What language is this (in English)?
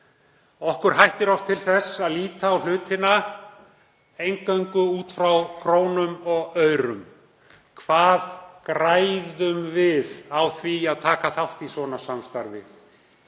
Icelandic